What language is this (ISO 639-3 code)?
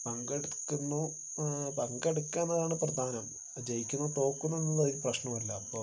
mal